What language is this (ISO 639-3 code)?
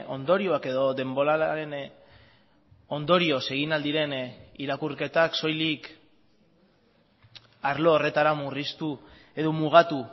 eus